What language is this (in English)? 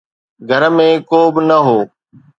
Sindhi